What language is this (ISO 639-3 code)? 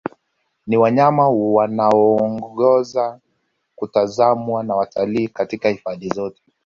swa